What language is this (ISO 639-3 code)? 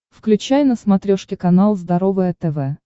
rus